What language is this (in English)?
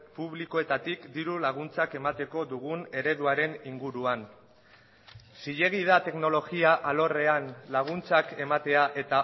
Basque